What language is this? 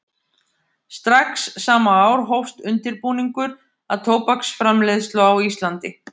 Icelandic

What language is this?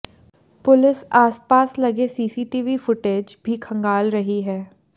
Hindi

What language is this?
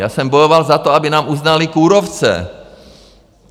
Czech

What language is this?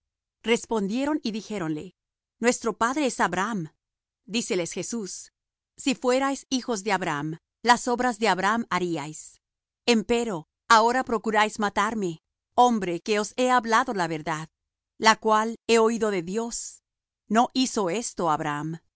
Spanish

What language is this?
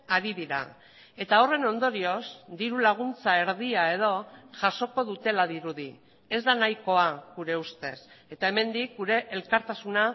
Basque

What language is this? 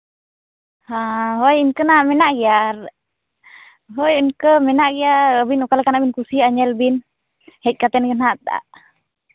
Santali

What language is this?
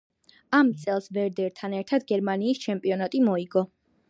Georgian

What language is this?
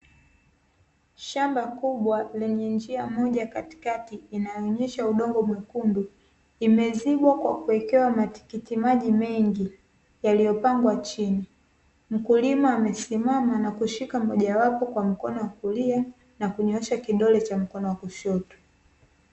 Swahili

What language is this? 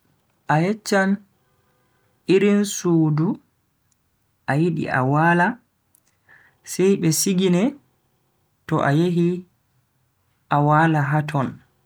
Bagirmi Fulfulde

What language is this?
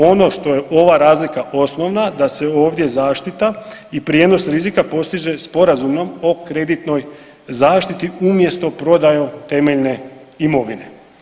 Croatian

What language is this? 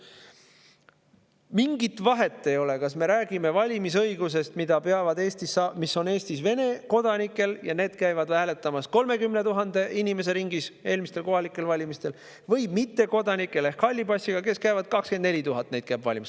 Estonian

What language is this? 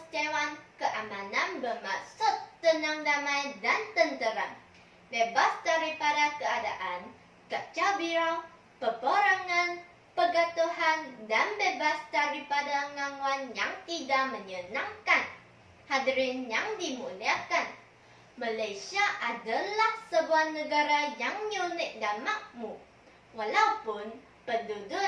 Malay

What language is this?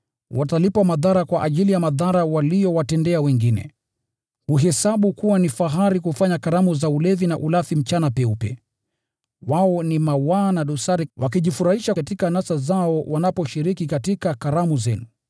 Swahili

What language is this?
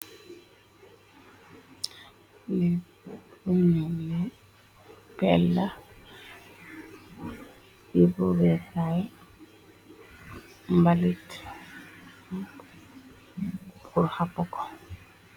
Wolof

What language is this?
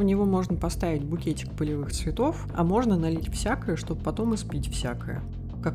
Russian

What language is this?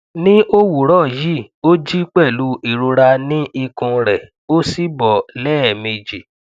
Yoruba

